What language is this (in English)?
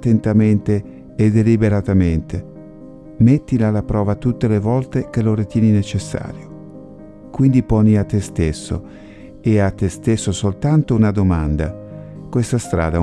Italian